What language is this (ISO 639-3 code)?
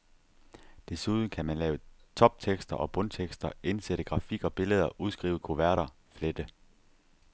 dan